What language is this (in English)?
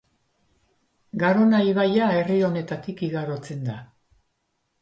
Basque